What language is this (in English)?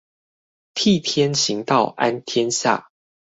Chinese